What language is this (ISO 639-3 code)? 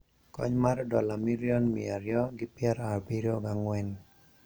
luo